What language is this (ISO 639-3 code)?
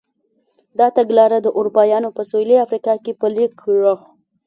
pus